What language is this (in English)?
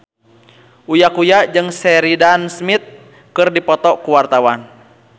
Sundanese